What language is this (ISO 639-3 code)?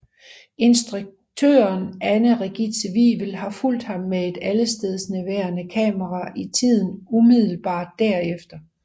dan